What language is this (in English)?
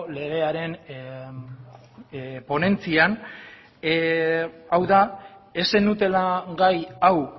Basque